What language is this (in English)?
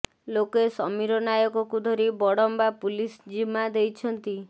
Odia